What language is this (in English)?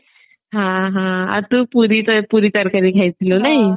Odia